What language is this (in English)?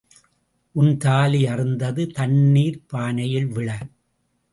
Tamil